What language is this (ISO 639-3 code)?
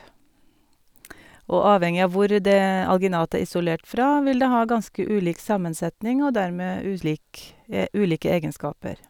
nor